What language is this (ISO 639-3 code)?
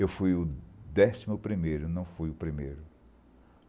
por